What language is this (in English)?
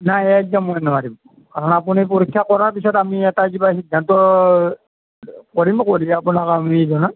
Assamese